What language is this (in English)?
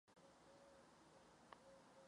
Czech